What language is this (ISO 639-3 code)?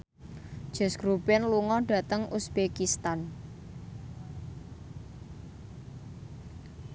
jav